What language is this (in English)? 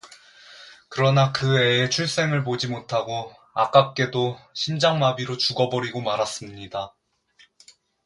Korean